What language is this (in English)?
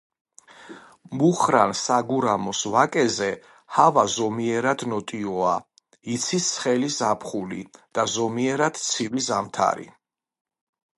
Georgian